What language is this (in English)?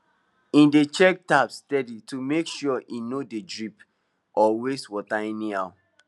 Nigerian Pidgin